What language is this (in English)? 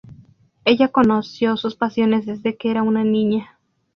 Spanish